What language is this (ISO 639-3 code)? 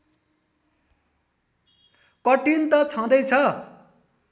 nep